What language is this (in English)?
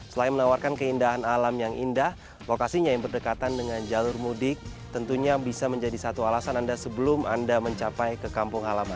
Indonesian